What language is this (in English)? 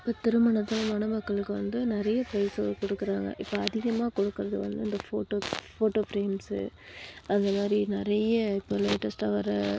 Tamil